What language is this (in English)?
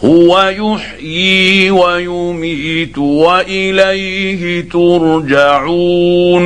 Arabic